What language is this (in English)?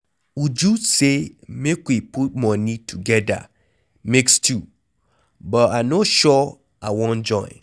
Nigerian Pidgin